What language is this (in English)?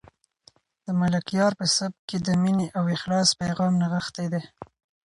Pashto